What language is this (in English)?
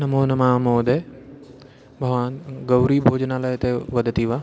Sanskrit